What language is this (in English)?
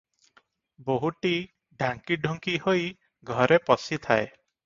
Odia